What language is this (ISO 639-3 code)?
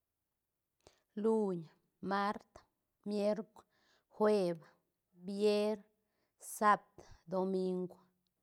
ztn